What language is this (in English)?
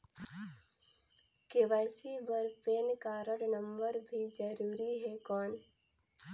Chhattisgarhi